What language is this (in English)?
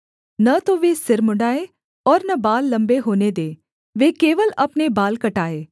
Hindi